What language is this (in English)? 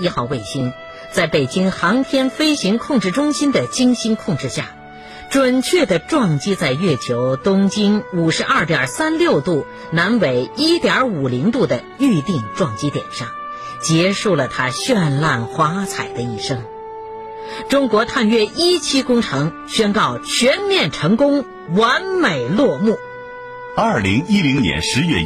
Chinese